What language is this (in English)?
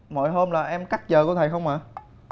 Vietnamese